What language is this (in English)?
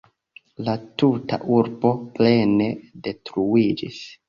Esperanto